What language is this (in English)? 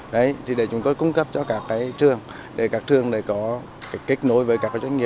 Vietnamese